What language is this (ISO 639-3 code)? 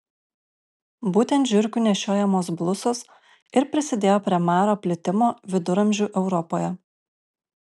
lit